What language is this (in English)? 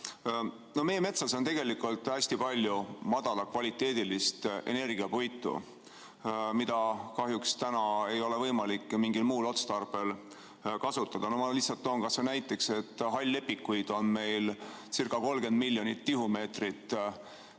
Estonian